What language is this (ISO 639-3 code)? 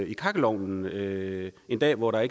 dan